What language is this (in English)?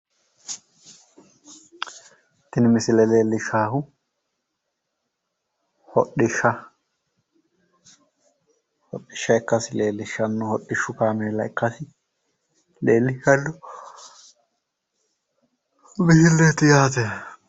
Sidamo